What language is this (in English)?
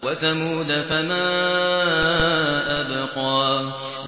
Arabic